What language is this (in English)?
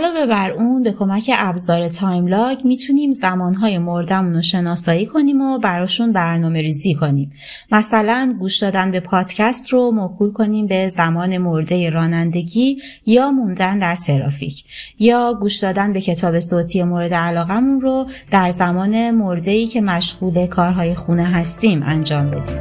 Persian